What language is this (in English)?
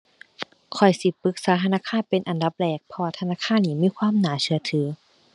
Thai